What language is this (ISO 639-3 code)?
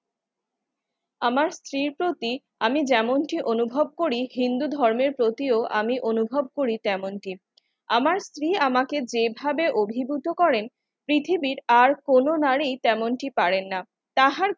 ben